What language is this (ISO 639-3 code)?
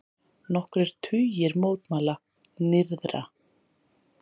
isl